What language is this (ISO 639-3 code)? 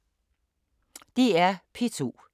dan